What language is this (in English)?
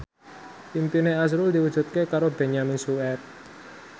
Javanese